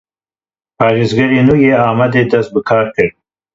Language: Kurdish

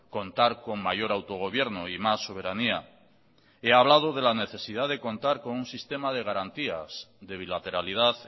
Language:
Spanish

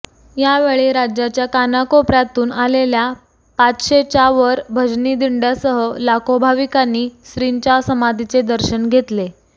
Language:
Marathi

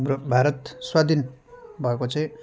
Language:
Nepali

